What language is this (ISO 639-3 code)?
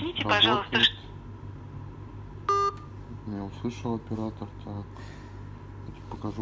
rus